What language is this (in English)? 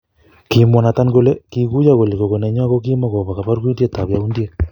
Kalenjin